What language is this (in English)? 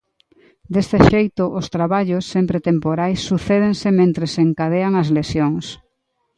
Galician